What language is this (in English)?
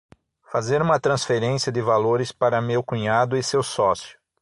Portuguese